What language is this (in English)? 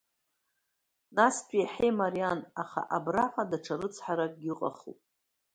Abkhazian